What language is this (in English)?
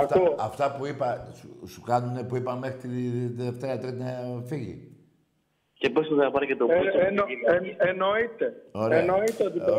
Greek